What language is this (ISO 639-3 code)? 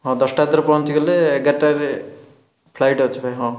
ori